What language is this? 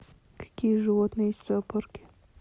Russian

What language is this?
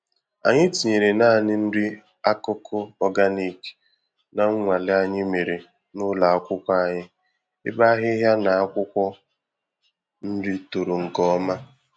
Igbo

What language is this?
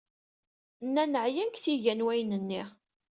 Kabyle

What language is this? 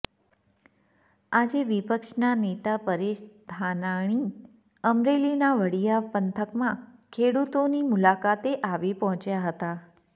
Gujarati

